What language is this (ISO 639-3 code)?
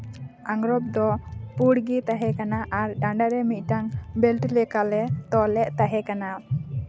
sat